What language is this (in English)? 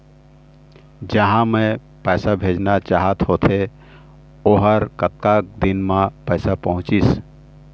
Chhattisgarhi